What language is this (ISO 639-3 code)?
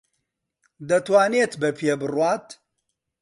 ckb